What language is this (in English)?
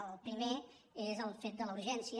Catalan